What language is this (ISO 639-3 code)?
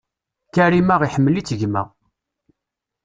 kab